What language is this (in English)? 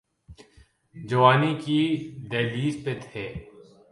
Urdu